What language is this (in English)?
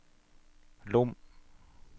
Norwegian